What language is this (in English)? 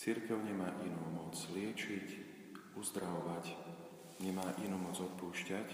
Slovak